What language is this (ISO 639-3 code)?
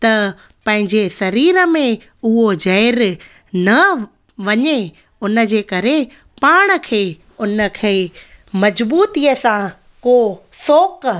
snd